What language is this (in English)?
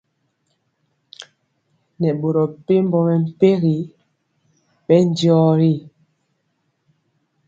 Mpiemo